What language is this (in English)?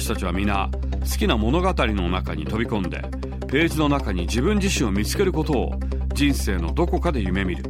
Japanese